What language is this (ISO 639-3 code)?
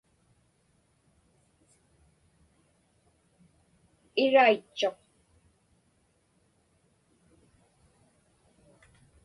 ipk